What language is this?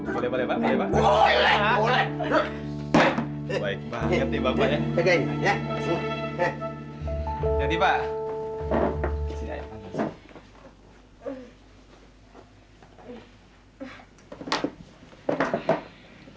Indonesian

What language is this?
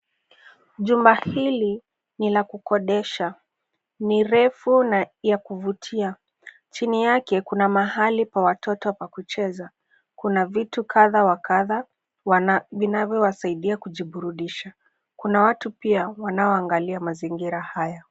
Swahili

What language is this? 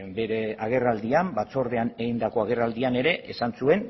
Basque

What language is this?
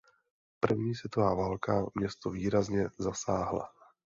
Czech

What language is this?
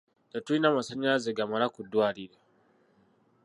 Ganda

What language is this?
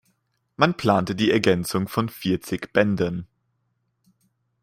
German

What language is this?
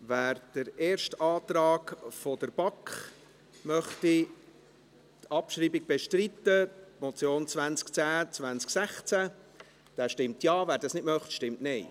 Swiss German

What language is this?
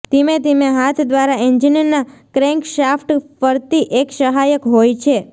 Gujarati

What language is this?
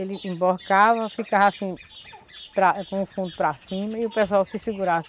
Portuguese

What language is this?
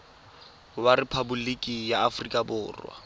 Tswana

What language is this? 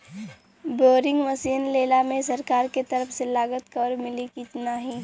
Bhojpuri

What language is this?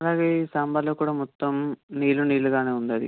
Telugu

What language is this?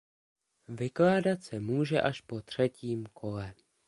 Czech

